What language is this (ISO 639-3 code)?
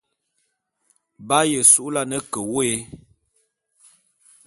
bum